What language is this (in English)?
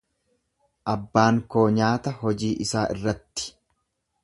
Oromo